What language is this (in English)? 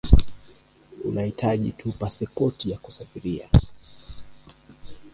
Swahili